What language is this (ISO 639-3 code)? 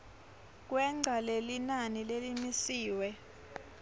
ssw